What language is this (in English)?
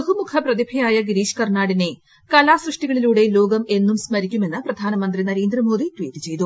Malayalam